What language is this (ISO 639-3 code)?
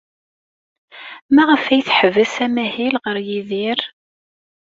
kab